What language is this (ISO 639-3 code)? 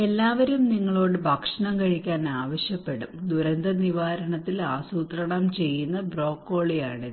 mal